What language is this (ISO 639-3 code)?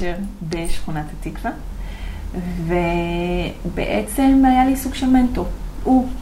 heb